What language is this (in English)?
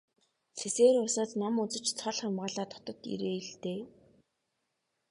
Mongolian